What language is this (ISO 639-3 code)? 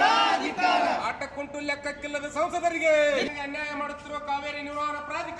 ara